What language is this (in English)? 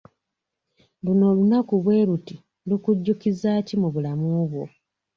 Ganda